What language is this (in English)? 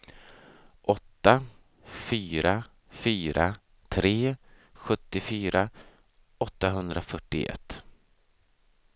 Swedish